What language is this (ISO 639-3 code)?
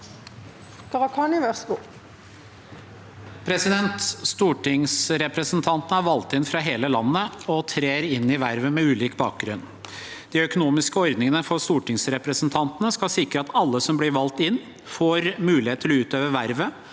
nor